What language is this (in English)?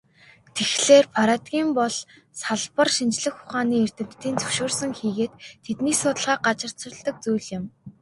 Mongolian